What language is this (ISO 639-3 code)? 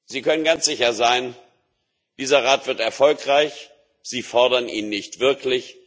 deu